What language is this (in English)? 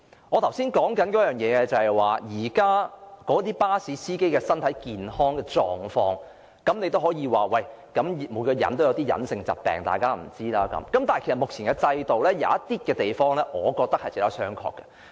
Cantonese